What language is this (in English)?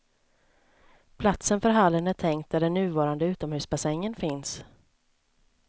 Swedish